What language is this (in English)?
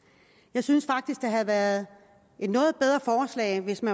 Danish